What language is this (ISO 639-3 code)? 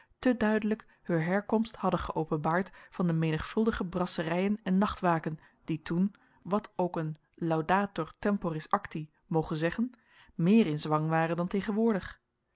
nld